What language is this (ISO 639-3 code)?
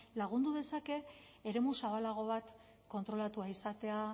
eus